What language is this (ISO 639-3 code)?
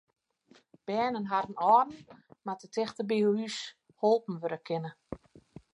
fry